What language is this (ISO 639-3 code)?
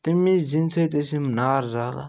kas